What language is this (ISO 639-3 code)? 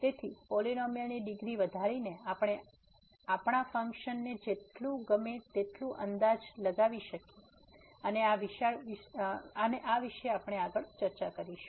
guj